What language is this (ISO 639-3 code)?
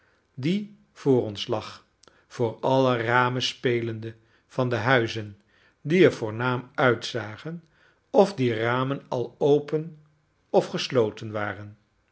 nld